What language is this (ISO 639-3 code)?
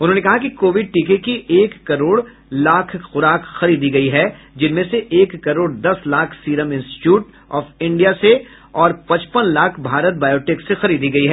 hin